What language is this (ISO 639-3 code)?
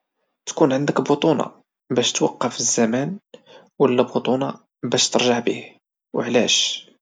ary